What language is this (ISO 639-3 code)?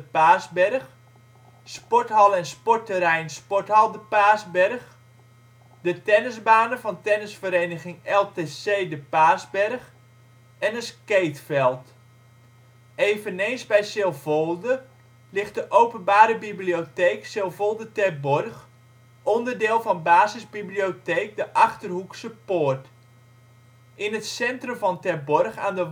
nld